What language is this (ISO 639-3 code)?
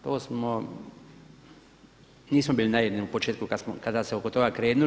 hrv